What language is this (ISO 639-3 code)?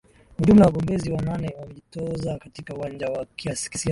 swa